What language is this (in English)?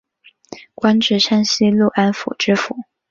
Chinese